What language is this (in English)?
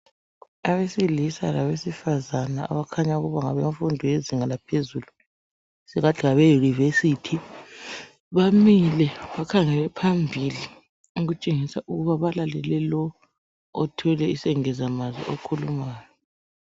North Ndebele